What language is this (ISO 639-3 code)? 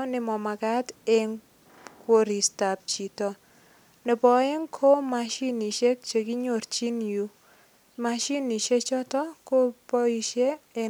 kln